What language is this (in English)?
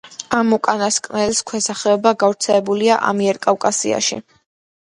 Georgian